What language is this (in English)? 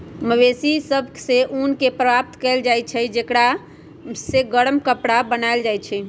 Magahi